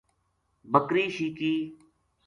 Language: Gujari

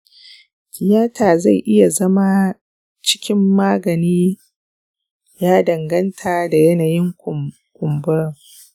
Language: Hausa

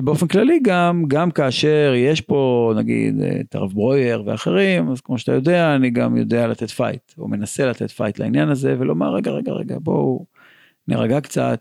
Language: Hebrew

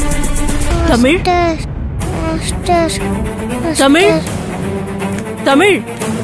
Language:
Tamil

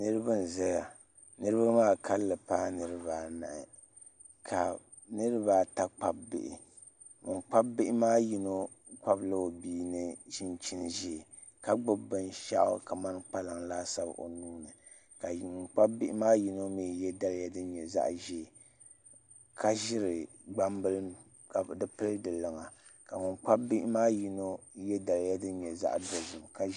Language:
Dagbani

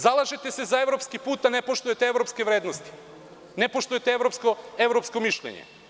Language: Serbian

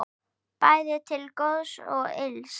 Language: Icelandic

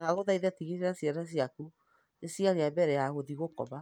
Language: Kikuyu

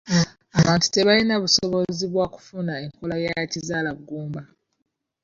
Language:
Ganda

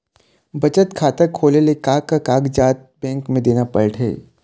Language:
Chhattisgarhi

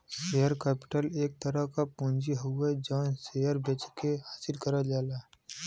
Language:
Bhojpuri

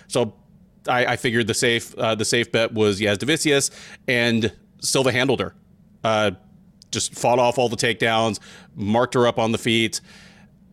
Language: English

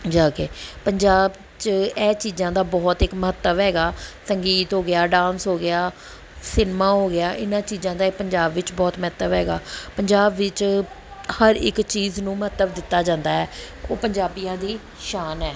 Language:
Punjabi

